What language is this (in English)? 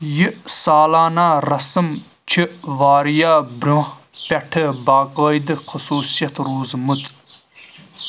Kashmiri